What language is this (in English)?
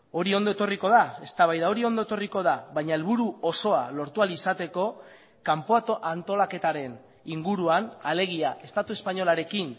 Basque